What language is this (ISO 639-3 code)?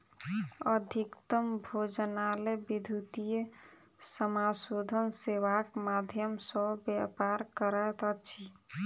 mai